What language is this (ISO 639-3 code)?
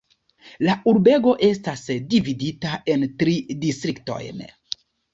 epo